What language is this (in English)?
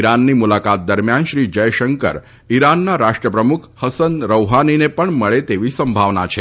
Gujarati